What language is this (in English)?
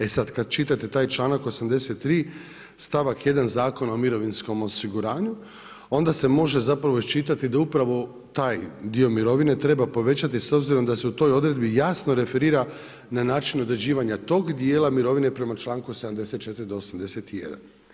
Croatian